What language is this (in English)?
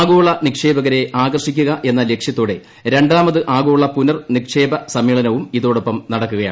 Malayalam